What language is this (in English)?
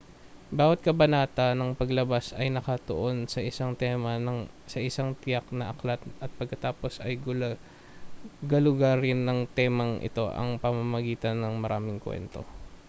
Filipino